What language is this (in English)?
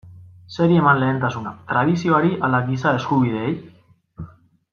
Basque